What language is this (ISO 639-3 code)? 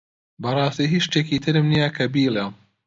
ckb